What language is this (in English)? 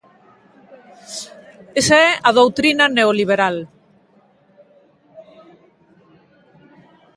Galician